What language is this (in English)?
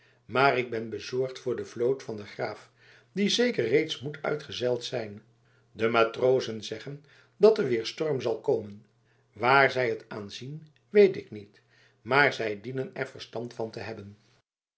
Dutch